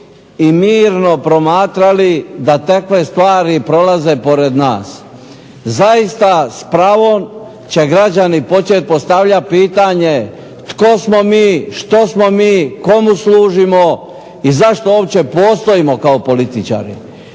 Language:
Croatian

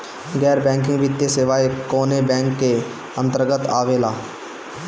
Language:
Bhojpuri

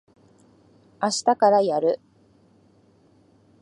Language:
Japanese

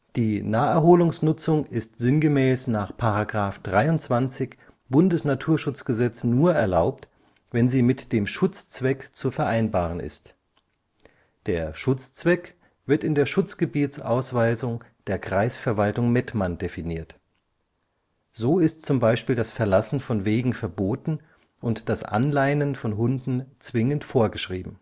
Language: German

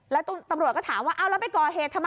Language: Thai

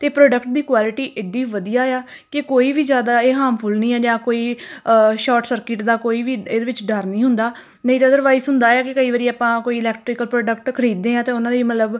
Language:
Punjabi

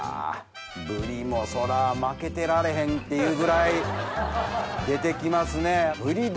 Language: Japanese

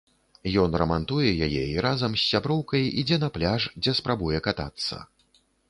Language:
Belarusian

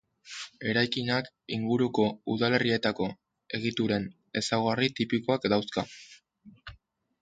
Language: Basque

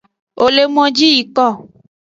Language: Aja (Benin)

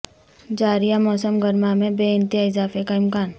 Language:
Urdu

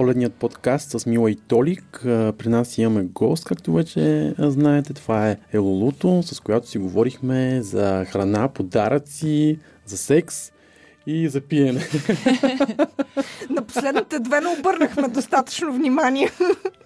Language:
Bulgarian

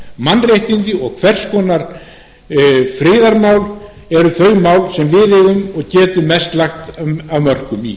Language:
Icelandic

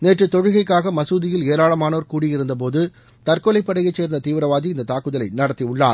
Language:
Tamil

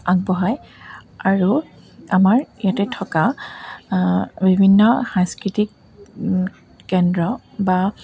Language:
Assamese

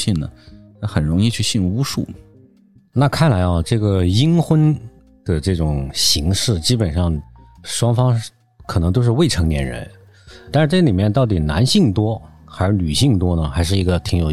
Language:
Chinese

